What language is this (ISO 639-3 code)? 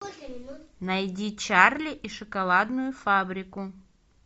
rus